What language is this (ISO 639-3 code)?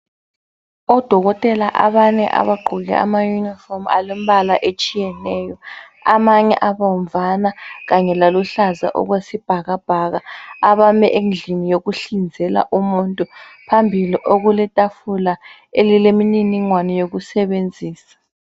nde